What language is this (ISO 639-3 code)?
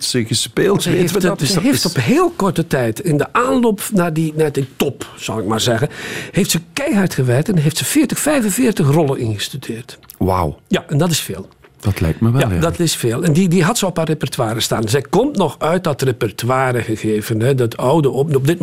nld